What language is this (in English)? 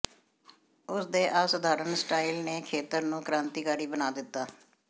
Punjabi